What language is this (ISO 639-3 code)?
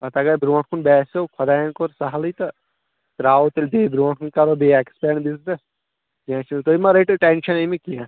kas